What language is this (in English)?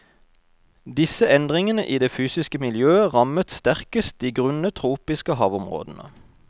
Norwegian